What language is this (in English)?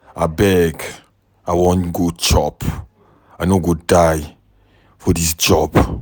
Nigerian Pidgin